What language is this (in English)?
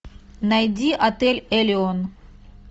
Russian